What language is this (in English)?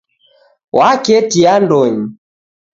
Taita